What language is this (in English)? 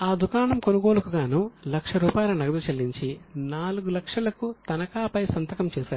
Telugu